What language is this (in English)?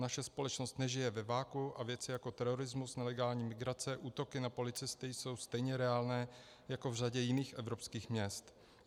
Czech